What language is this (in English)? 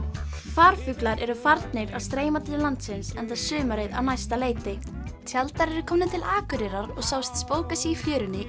Icelandic